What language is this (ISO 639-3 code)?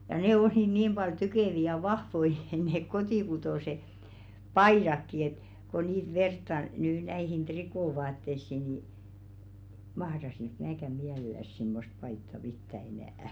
fin